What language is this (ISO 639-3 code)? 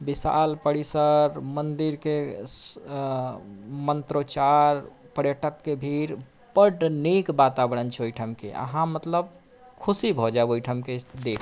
mai